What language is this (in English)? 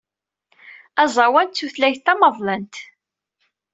Kabyle